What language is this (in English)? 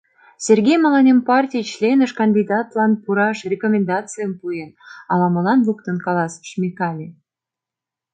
Mari